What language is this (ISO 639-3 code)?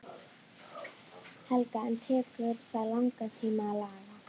isl